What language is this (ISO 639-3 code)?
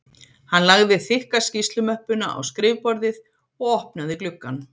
isl